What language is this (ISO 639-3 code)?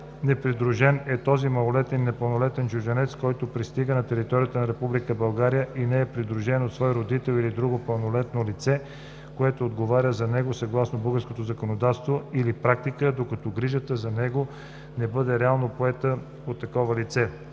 bul